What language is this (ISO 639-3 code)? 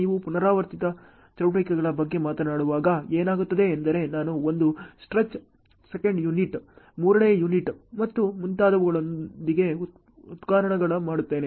kan